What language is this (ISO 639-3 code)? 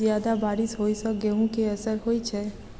mai